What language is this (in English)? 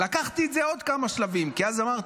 Hebrew